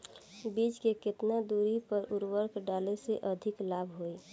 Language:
Bhojpuri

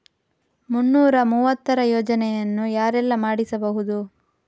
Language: Kannada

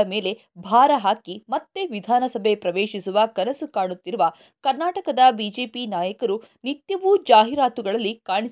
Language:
Kannada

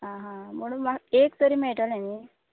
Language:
Konkani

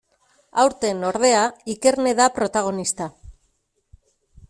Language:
Basque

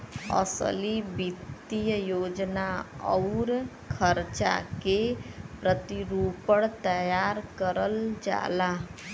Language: Bhojpuri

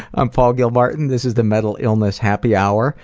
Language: English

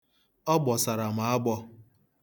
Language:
Igbo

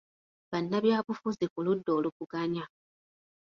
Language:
Ganda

